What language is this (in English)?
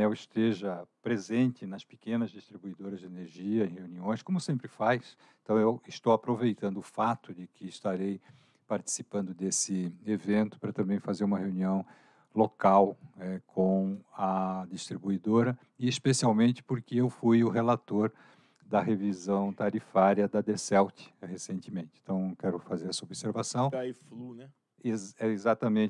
Portuguese